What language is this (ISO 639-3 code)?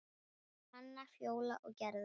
isl